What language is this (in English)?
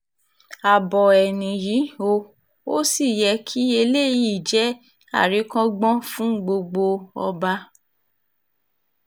Yoruba